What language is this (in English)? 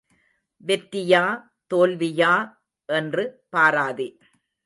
Tamil